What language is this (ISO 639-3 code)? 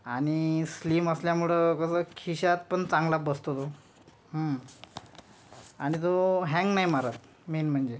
mar